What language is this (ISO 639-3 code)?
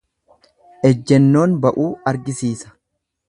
orm